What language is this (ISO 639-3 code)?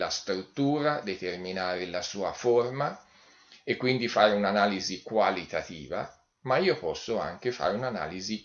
ita